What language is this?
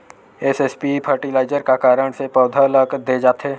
Chhattisgarhi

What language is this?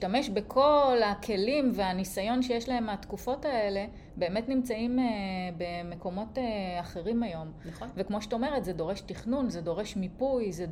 Hebrew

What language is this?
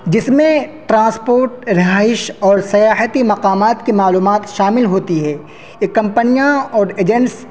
Urdu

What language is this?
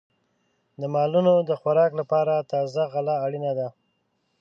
Pashto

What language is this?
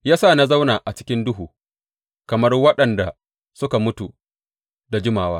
Hausa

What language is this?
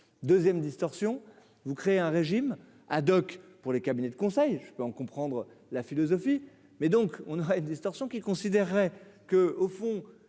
French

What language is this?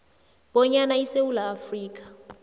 South Ndebele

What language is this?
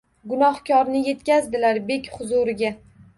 Uzbek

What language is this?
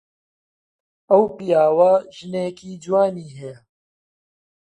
Central Kurdish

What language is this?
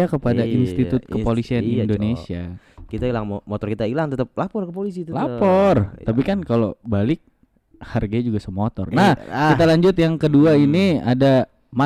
Indonesian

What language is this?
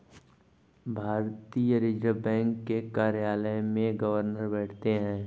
Hindi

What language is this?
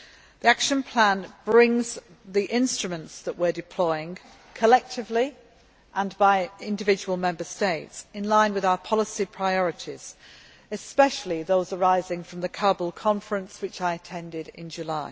English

